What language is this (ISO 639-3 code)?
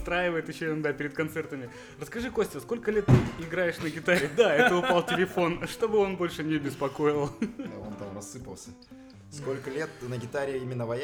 rus